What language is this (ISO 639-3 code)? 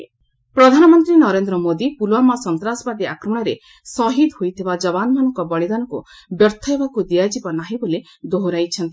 ori